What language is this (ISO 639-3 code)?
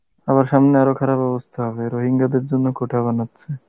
ben